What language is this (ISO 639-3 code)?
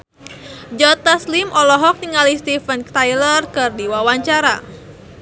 sun